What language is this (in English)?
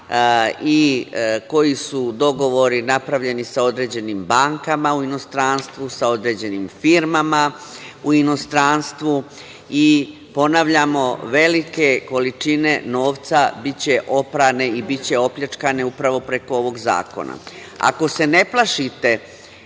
Serbian